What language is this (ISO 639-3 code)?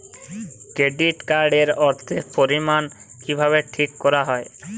ben